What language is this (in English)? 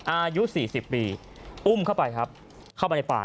Thai